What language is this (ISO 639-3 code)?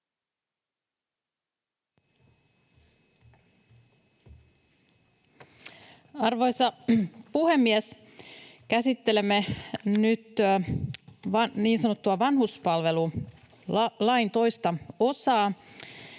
fin